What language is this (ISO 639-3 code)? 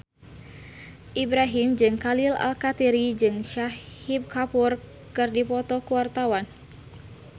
sun